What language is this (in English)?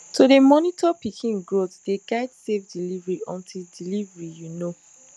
Nigerian Pidgin